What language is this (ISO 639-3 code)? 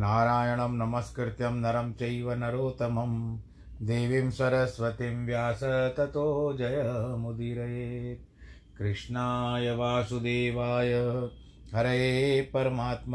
hin